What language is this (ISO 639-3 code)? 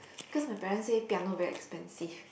eng